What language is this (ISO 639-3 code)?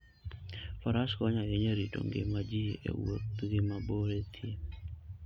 luo